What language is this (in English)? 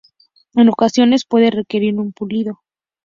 Spanish